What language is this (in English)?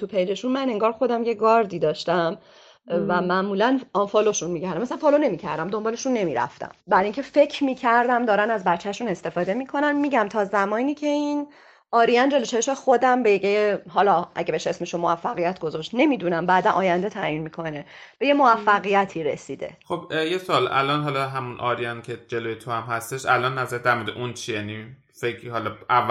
Persian